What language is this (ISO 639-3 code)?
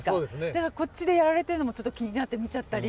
jpn